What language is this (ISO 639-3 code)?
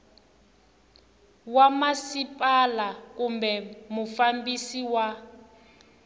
tso